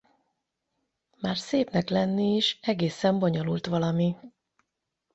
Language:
Hungarian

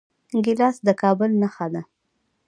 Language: Pashto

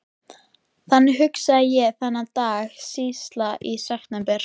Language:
Icelandic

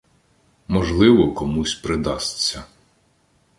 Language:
Ukrainian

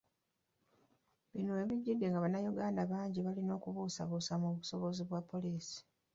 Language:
Ganda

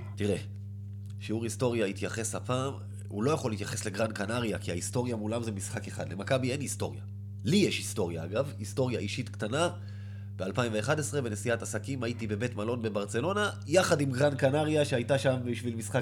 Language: Hebrew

